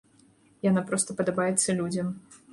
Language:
Belarusian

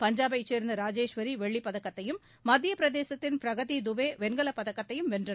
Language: Tamil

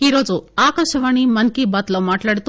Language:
Telugu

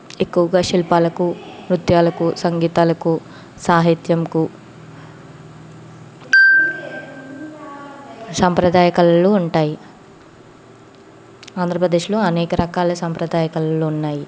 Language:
Telugu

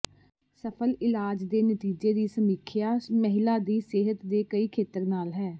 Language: Punjabi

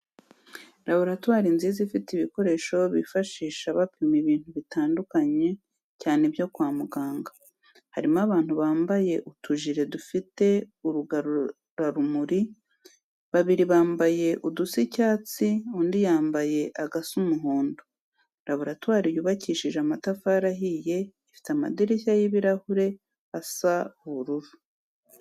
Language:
Kinyarwanda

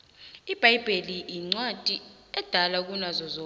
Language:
South Ndebele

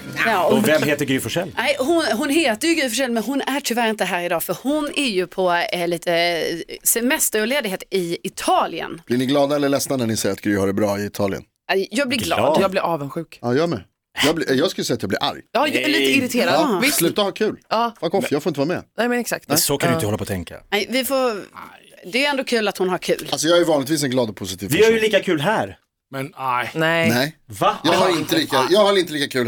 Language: Swedish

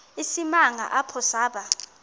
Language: Xhosa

